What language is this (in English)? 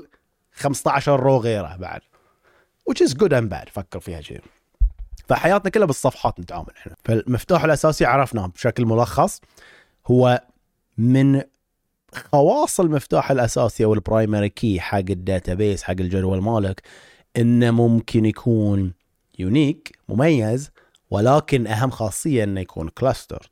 Arabic